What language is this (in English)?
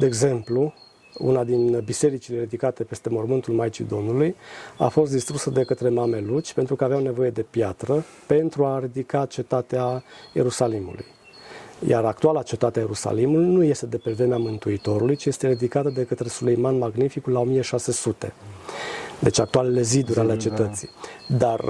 Romanian